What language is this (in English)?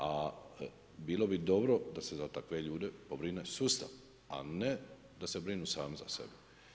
Croatian